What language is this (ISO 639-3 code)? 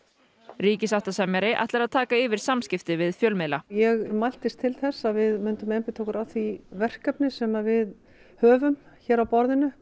isl